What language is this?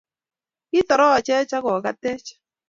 Kalenjin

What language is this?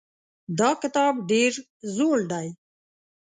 Pashto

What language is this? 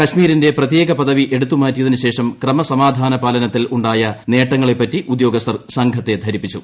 Malayalam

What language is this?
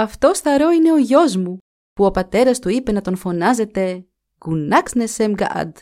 Greek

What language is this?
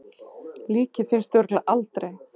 Icelandic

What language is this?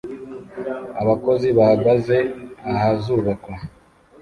Kinyarwanda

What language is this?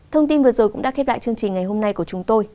Vietnamese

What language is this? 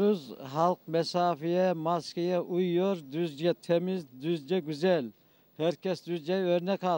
Turkish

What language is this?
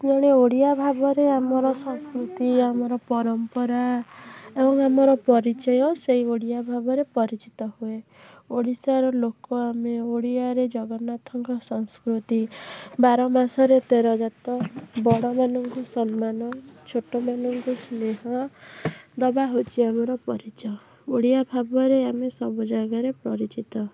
Odia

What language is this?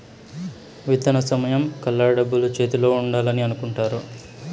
Telugu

